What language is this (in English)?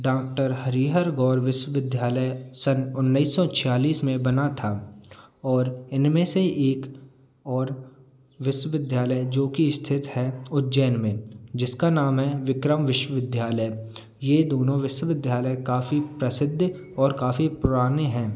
Hindi